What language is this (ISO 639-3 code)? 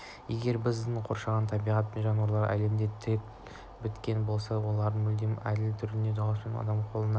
kaz